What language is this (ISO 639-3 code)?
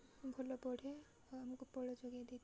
ori